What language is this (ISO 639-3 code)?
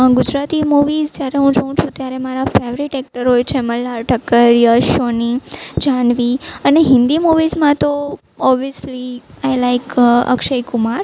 guj